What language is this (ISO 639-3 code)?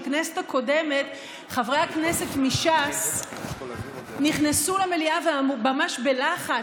heb